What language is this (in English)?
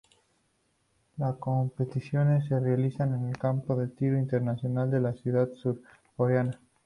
Spanish